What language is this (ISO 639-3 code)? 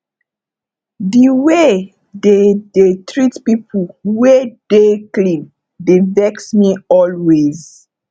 pcm